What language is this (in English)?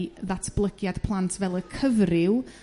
Welsh